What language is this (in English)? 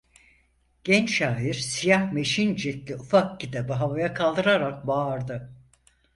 Turkish